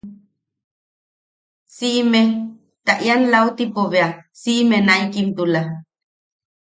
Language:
Yaqui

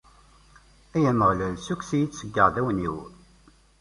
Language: Kabyle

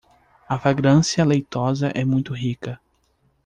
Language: Portuguese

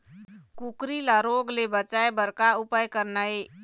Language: Chhattisgarhi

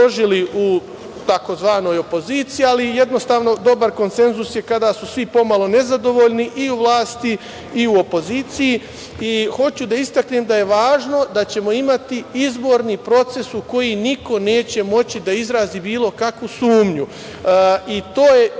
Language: Serbian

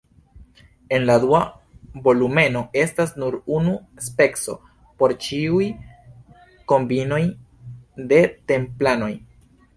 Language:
Esperanto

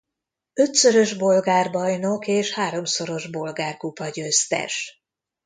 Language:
Hungarian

